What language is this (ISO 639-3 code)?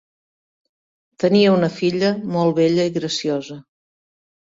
cat